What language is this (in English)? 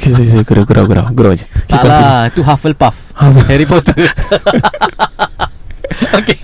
Malay